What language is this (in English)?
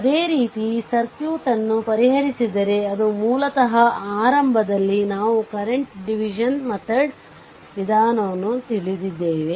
Kannada